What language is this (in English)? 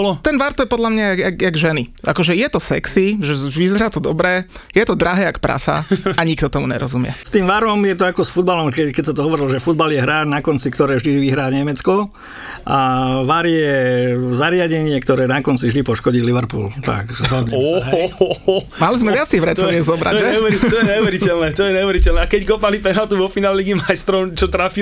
Slovak